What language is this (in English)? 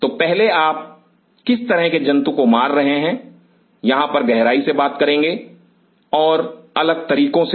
Hindi